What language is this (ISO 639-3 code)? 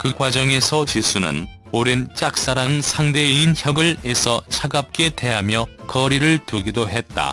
kor